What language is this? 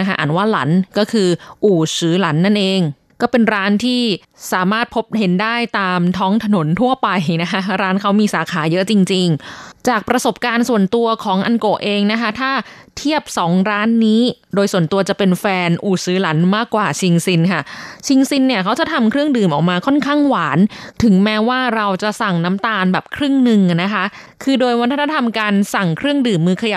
Thai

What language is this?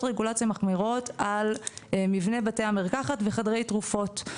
Hebrew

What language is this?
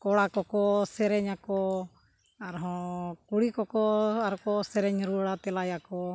Santali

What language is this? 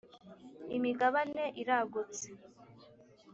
Kinyarwanda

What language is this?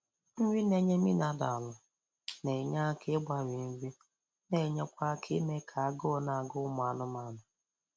Igbo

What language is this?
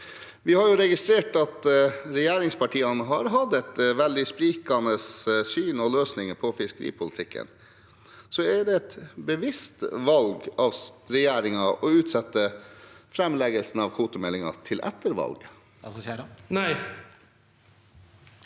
Norwegian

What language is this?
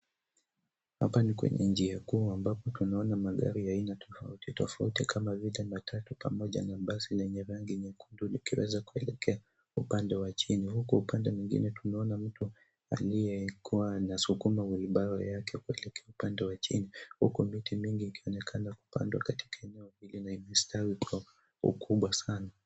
Swahili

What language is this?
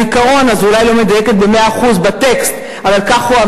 Hebrew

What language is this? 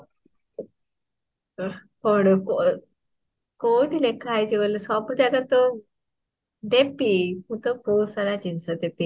Odia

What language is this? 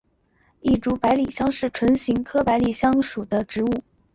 Chinese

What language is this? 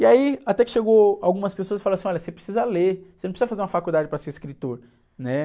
Portuguese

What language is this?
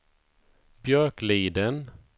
Swedish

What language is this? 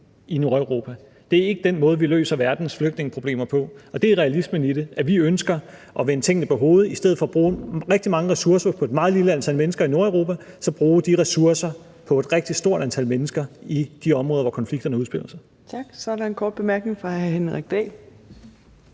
Danish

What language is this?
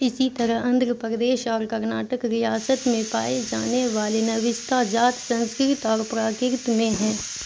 Urdu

